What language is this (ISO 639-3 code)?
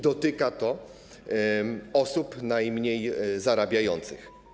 pol